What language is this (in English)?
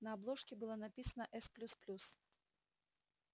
Russian